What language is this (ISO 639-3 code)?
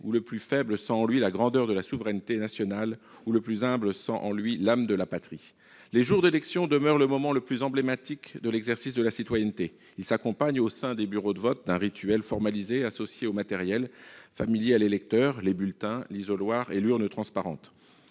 fra